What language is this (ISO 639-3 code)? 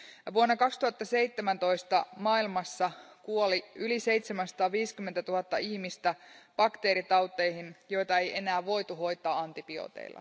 fin